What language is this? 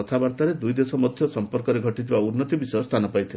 Odia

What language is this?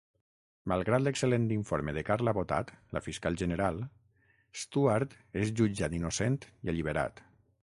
Catalan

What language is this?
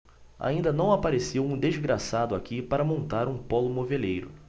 Portuguese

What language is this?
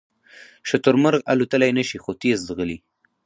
Pashto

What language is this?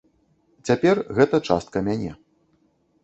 Belarusian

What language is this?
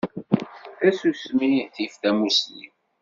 Kabyle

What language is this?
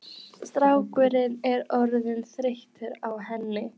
Icelandic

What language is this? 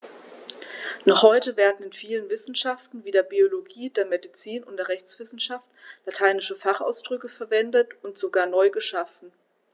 German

